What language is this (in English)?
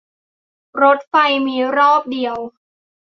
Thai